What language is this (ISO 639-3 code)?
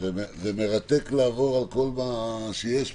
heb